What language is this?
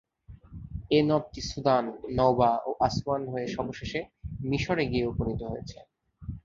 Bangla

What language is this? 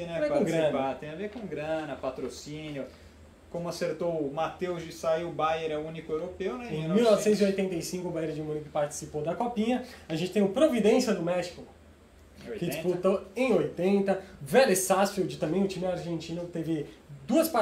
Portuguese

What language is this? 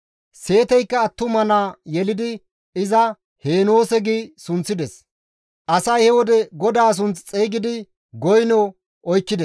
Gamo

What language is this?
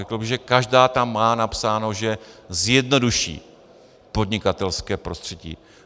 Czech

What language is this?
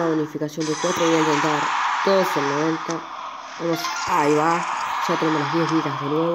Spanish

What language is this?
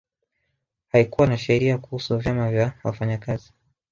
Swahili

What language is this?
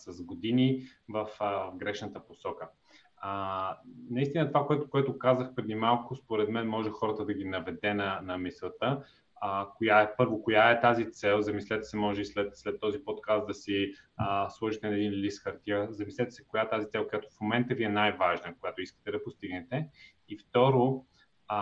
Bulgarian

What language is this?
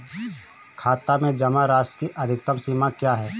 Hindi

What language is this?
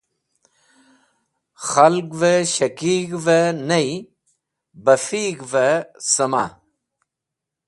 Wakhi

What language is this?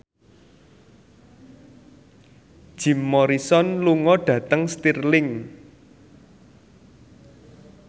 Javanese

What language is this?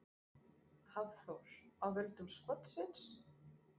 Icelandic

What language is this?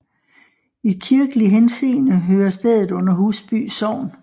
Danish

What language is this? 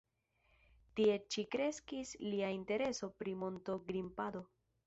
Esperanto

